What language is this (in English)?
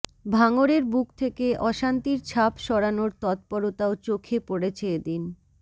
Bangla